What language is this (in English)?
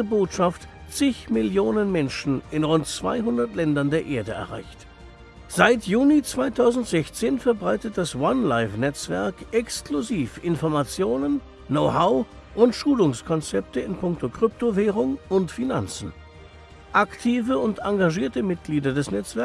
German